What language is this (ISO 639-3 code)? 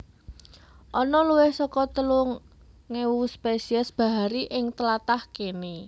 jav